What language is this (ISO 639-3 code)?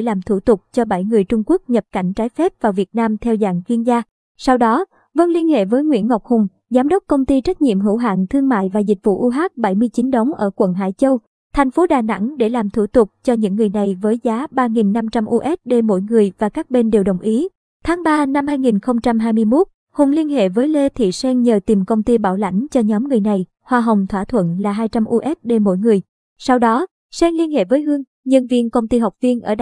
vie